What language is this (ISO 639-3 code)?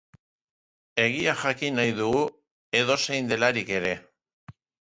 eus